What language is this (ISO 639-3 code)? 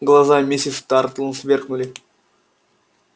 rus